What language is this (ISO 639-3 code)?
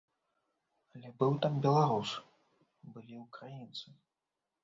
bel